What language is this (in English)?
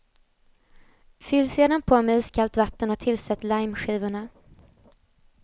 Swedish